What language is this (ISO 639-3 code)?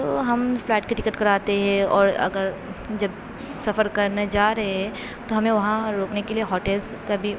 urd